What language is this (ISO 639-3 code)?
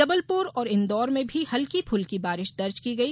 hin